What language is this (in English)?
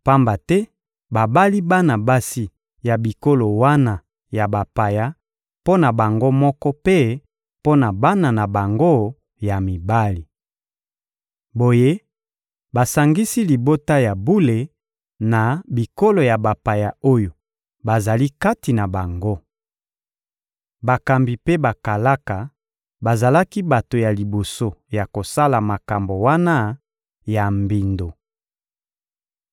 Lingala